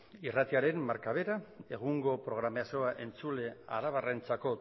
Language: Basque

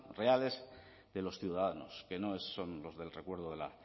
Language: Spanish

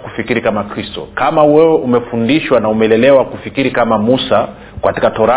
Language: Swahili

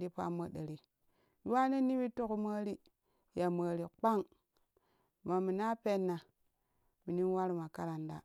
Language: Kushi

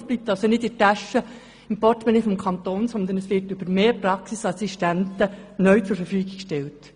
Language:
Swiss German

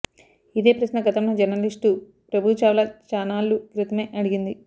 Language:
Telugu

